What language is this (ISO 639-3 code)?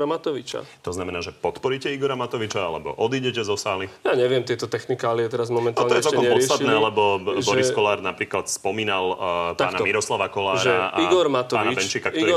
slk